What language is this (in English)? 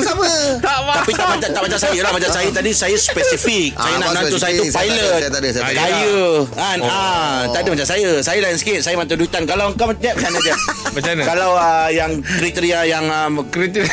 Malay